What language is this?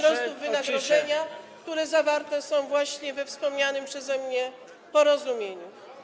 Polish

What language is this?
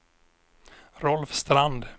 Swedish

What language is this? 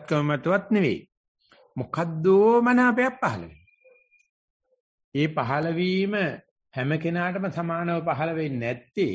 Italian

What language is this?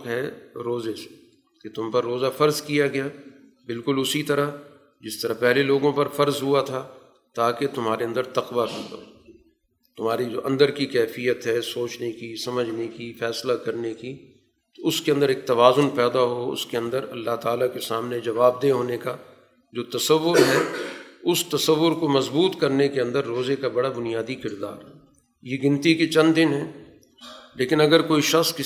Urdu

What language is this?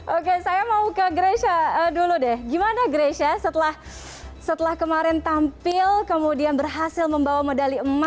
Indonesian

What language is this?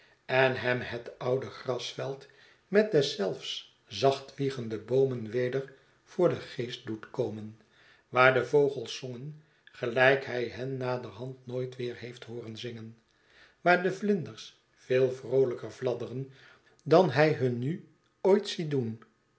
Dutch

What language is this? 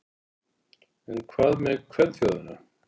Icelandic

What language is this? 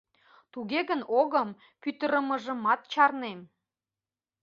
Mari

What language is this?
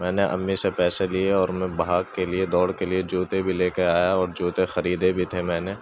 Urdu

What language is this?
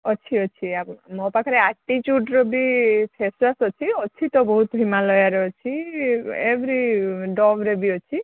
Odia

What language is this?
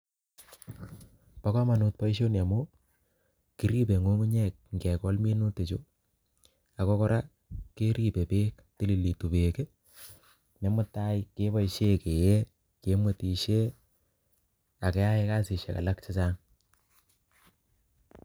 Kalenjin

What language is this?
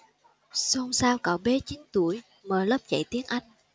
Vietnamese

